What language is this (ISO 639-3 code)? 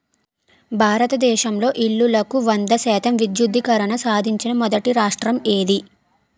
tel